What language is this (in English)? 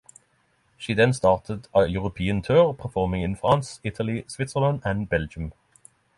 English